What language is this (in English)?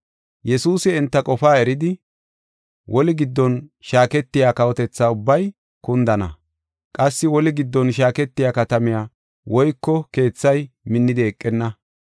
Gofa